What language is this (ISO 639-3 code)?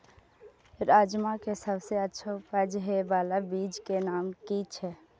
mai